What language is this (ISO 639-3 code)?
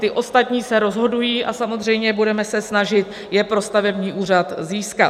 ces